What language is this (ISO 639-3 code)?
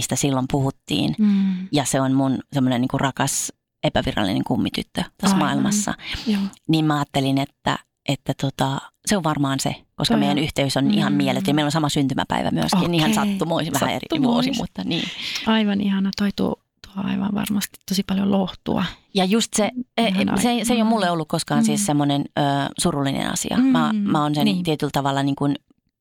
fin